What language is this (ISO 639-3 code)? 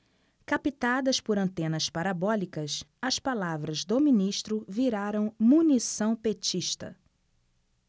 por